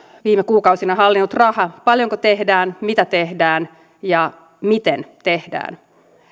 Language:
Finnish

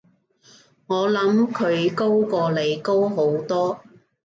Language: Cantonese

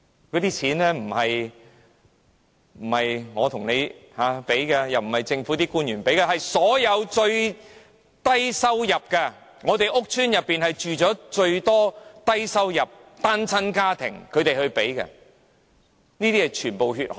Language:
Cantonese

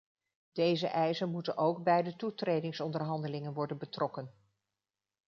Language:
Dutch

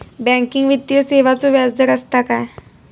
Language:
Marathi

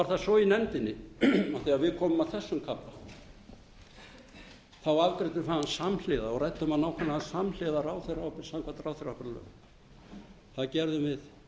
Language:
Icelandic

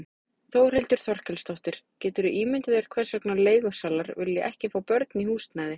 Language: Icelandic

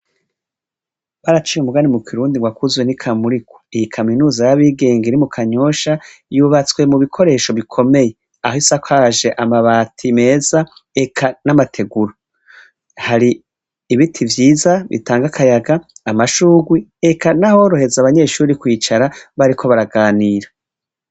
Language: Rundi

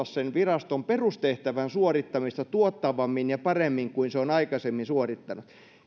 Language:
Finnish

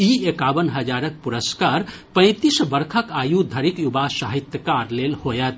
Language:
Maithili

